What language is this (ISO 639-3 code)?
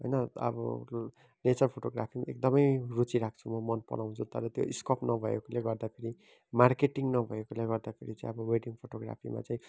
nep